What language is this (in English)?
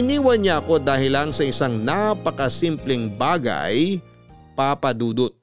Filipino